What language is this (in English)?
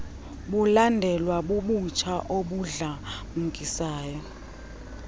Xhosa